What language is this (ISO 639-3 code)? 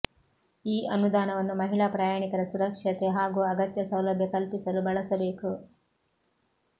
kan